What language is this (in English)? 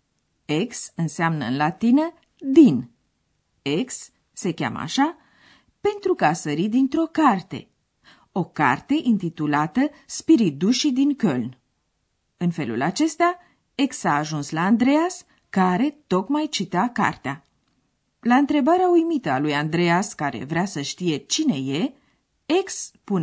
Romanian